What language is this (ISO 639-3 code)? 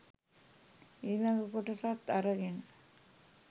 sin